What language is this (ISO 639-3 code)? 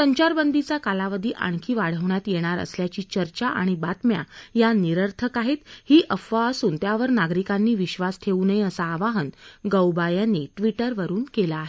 mar